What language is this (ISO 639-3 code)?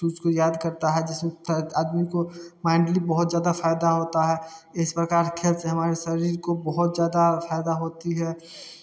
hin